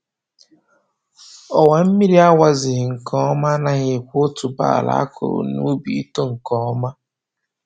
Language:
Igbo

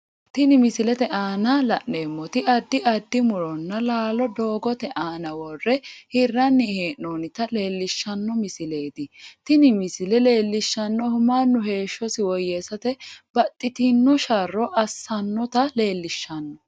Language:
Sidamo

